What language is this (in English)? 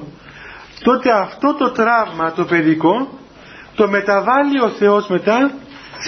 Greek